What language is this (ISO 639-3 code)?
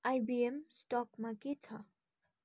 nep